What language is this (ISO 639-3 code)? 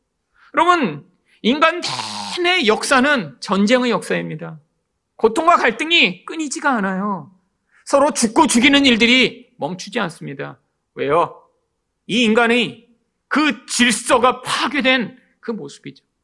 kor